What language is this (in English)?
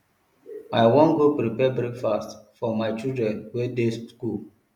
Nigerian Pidgin